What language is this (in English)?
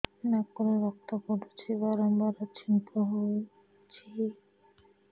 Odia